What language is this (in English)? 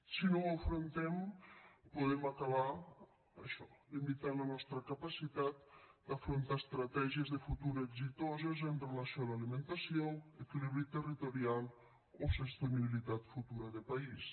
Catalan